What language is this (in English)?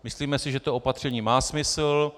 Czech